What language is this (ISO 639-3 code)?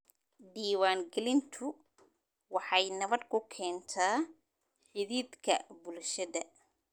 som